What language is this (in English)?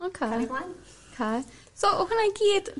Welsh